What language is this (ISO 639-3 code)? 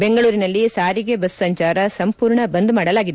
kan